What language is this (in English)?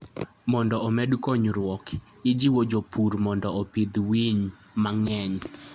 Luo (Kenya and Tanzania)